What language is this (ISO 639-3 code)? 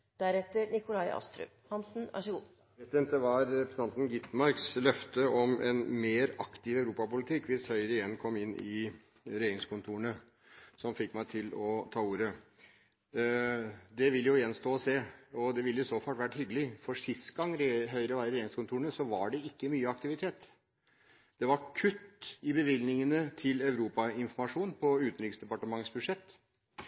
nob